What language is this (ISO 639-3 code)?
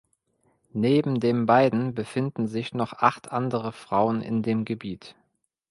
deu